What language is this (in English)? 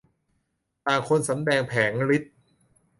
Thai